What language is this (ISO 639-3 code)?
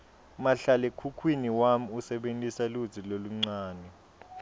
ssw